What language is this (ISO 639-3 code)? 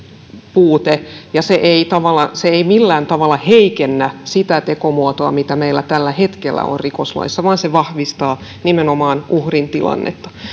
fin